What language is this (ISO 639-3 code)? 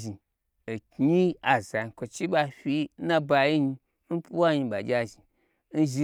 gbr